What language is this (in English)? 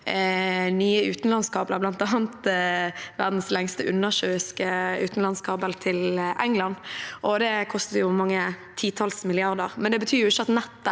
Norwegian